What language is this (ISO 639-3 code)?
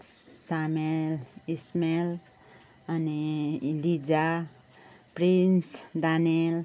nep